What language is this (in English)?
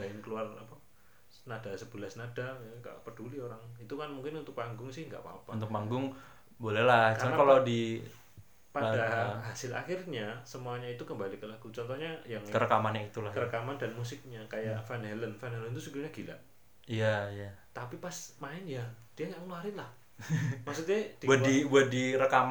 Indonesian